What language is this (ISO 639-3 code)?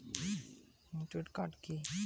ben